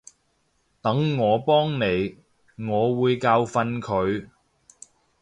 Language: Cantonese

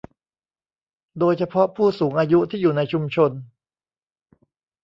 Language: Thai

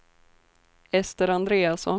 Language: Swedish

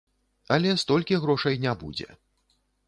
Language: Belarusian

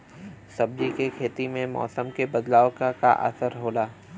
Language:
Bhojpuri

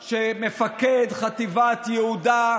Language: Hebrew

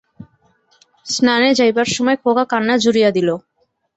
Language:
Bangla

